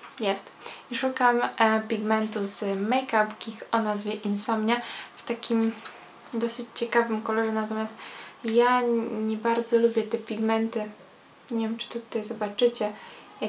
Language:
Polish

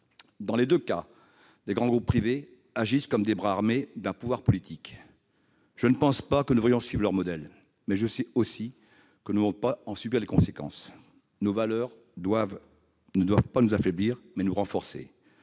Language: French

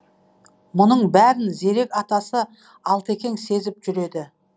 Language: Kazakh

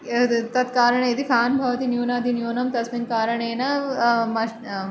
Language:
Sanskrit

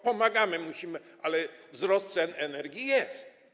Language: Polish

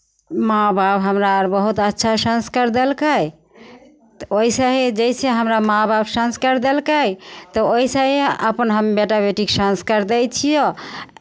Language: Maithili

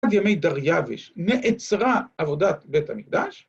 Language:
Hebrew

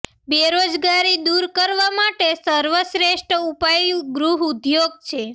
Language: Gujarati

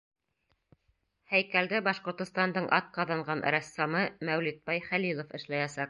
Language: Bashkir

